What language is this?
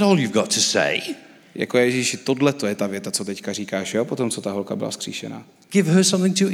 Czech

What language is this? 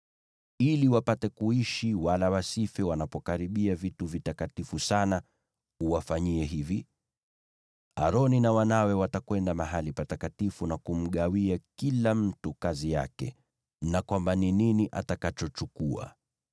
Swahili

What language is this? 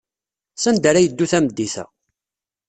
Kabyle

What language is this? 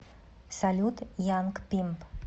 Russian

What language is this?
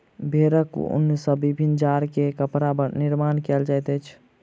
Maithili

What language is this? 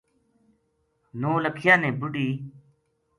Gujari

